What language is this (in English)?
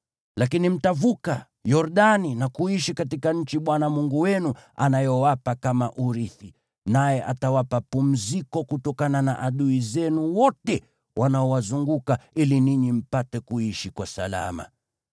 Swahili